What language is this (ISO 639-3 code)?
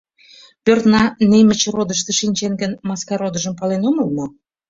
chm